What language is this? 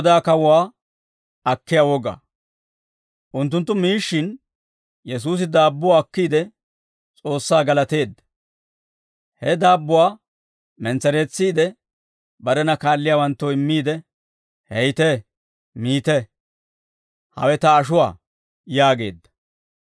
Dawro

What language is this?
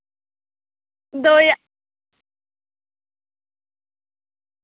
Dogri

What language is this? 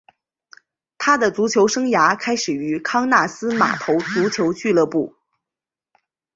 Chinese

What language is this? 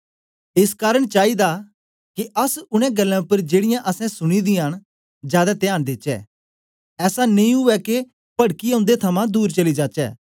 Dogri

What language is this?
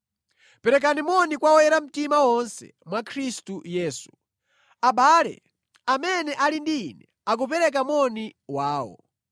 Nyanja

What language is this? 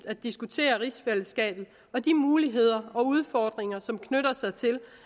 Danish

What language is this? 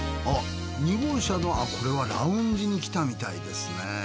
Japanese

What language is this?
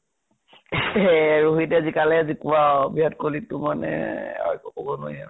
Assamese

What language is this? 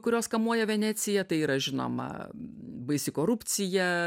Lithuanian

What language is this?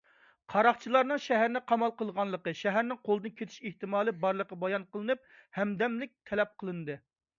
Uyghur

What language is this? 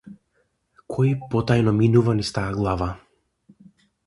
Macedonian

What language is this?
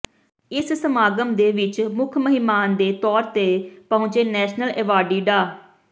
Punjabi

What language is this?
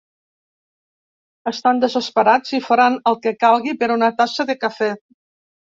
Catalan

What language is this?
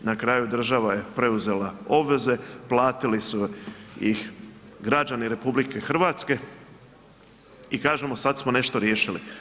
Croatian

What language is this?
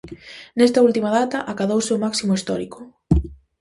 Galician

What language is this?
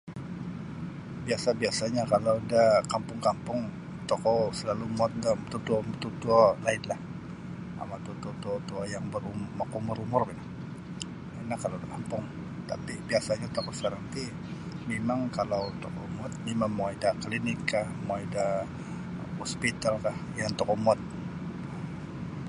Sabah Bisaya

